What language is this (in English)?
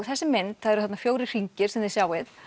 Icelandic